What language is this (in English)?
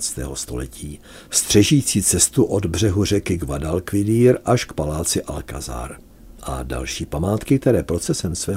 Czech